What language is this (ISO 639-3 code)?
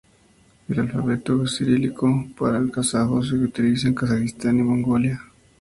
spa